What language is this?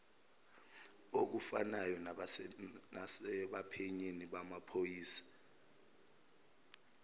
Zulu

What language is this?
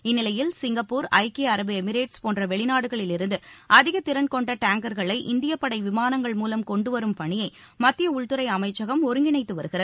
Tamil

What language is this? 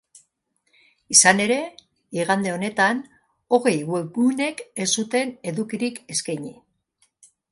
Basque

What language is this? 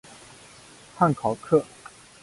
Chinese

